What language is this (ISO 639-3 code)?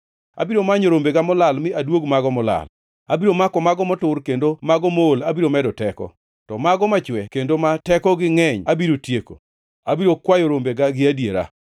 luo